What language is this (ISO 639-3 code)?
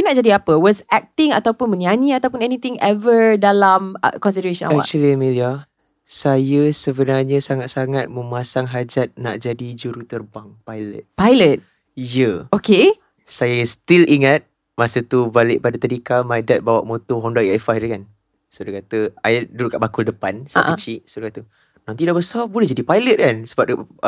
msa